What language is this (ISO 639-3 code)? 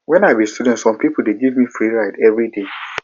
pcm